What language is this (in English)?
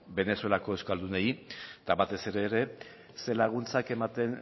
Basque